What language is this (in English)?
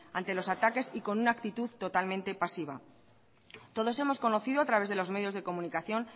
Spanish